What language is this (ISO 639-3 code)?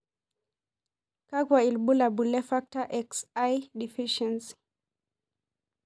mas